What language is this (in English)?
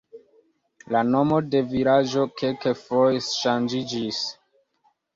Esperanto